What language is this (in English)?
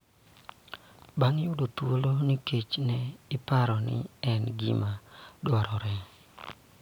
Luo (Kenya and Tanzania)